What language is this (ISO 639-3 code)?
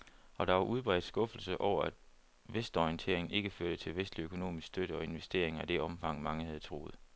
dan